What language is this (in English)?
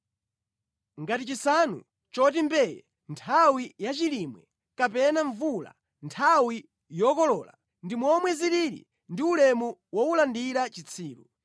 Nyanja